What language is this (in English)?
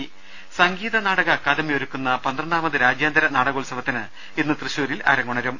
Malayalam